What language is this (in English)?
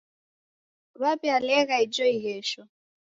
Taita